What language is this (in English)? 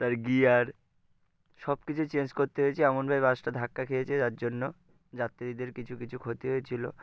Bangla